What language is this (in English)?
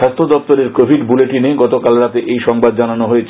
Bangla